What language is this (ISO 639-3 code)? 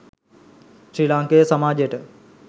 sin